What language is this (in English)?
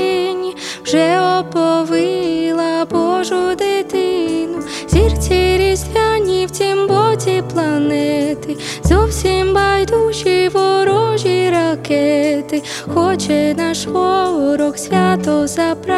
Ukrainian